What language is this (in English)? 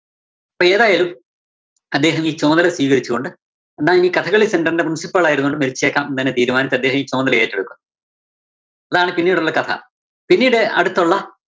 Malayalam